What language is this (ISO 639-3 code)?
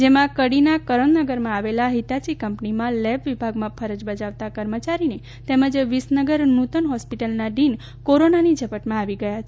guj